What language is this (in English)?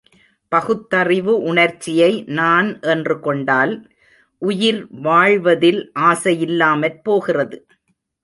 Tamil